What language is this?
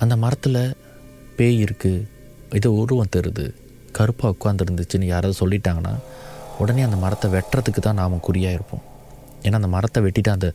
Tamil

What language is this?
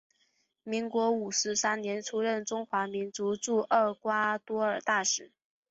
Chinese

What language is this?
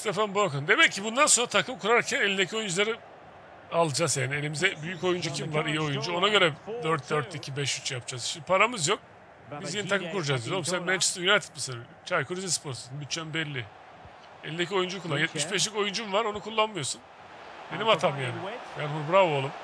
Turkish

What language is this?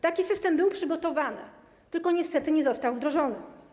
Polish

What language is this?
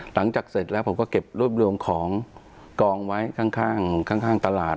Thai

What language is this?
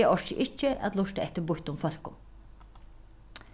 Faroese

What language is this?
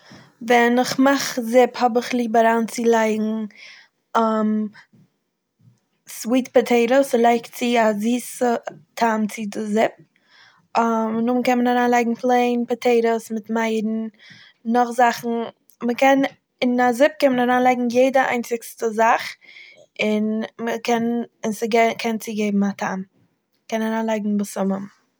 Yiddish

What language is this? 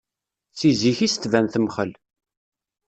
Kabyle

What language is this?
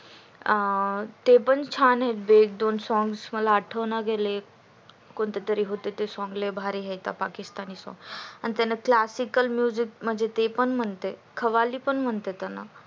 Marathi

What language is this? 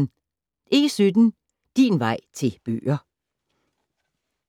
Danish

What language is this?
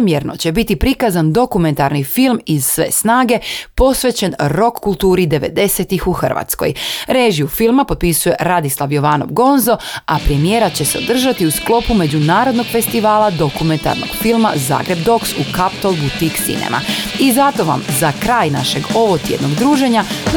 Croatian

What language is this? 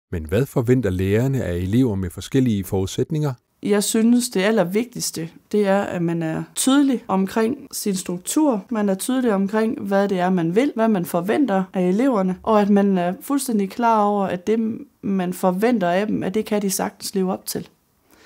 Danish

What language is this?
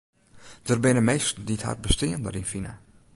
Western Frisian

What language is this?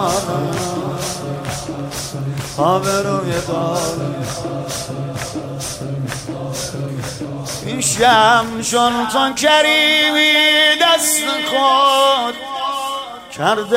Persian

